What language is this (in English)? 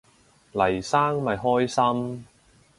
Cantonese